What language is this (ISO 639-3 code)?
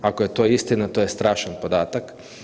hrv